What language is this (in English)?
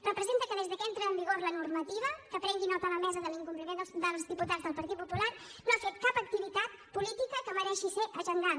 Catalan